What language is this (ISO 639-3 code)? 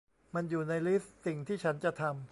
tha